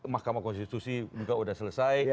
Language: Indonesian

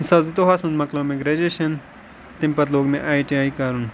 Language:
Kashmiri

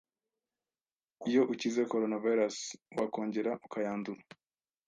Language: Kinyarwanda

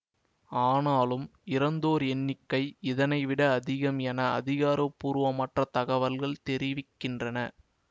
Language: Tamil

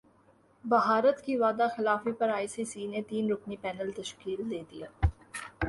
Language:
Urdu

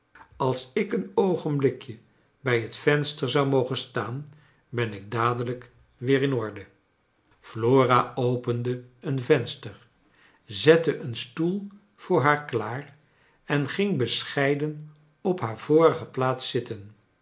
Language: Dutch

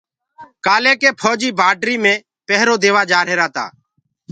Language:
Gurgula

